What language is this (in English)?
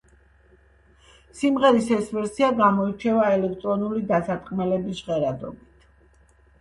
Georgian